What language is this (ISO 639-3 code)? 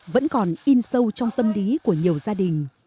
vie